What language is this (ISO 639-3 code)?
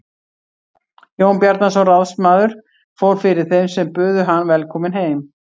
isl